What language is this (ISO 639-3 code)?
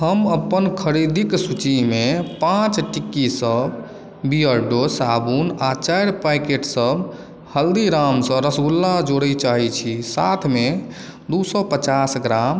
mai